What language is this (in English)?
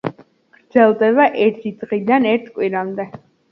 Georgian